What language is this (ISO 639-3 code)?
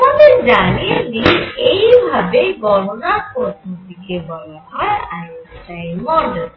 ben